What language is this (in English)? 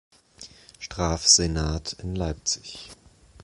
German